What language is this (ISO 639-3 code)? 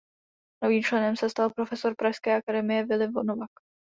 ces